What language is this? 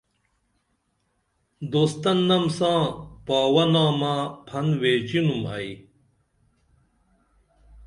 Dameli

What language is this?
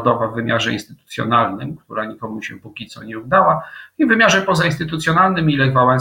Polish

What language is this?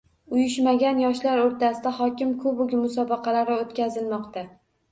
Uzbek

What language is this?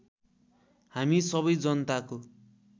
Nepali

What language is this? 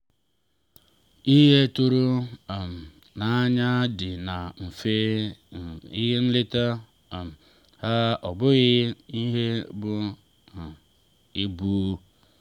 Igbo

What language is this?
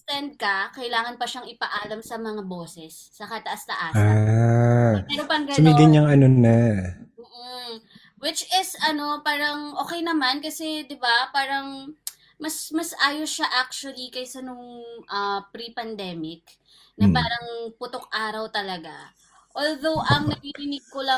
Filipino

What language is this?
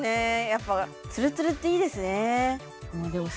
Japanese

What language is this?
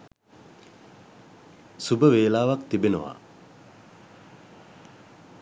Sinhala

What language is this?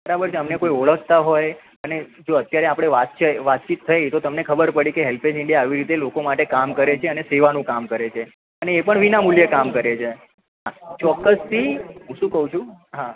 Gujarati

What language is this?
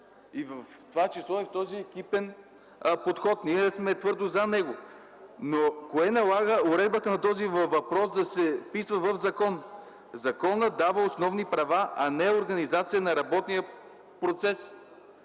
Bulgarian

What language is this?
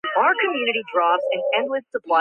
Georgian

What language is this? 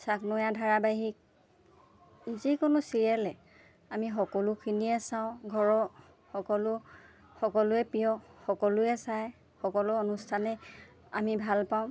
Assamese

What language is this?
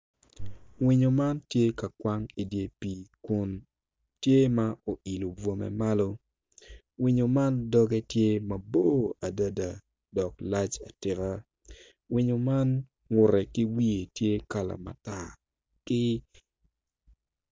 Acoli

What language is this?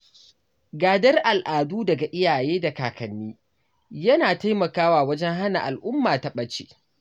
Hausa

